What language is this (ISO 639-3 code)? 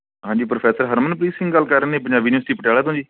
pan